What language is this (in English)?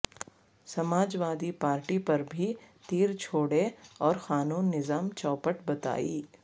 Urdu